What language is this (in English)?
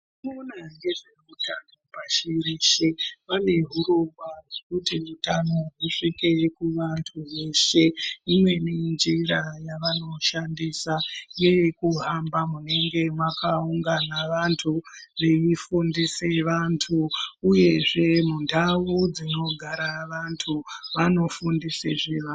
Ndau